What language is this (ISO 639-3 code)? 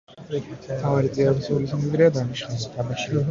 kat